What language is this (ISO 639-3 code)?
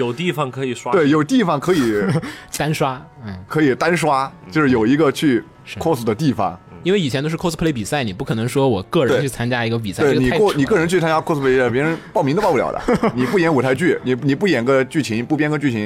zho